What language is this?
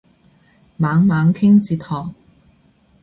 Cantonese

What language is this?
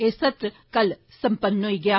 Dogri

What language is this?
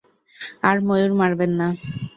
Bangla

